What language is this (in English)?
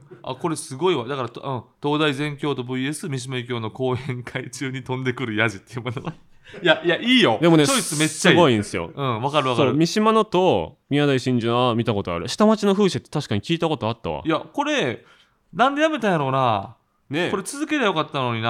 Japanese